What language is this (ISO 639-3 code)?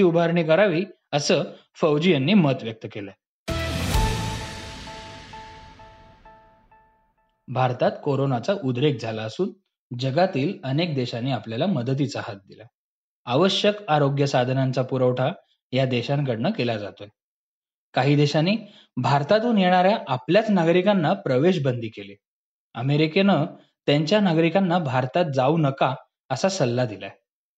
mar